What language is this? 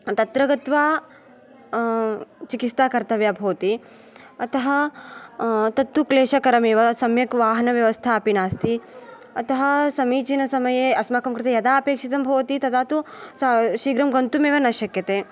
Sanskrit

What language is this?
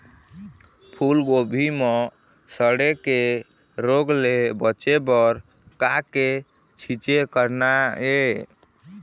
Chhattisgarhi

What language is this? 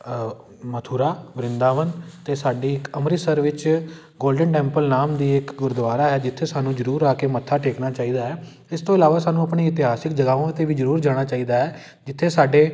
Punjabi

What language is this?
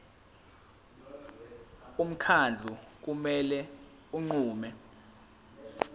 Zulu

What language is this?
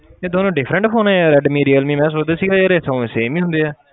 Punjabi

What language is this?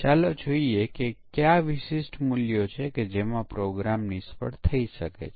Gujarati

